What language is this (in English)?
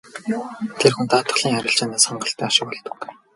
Mongolian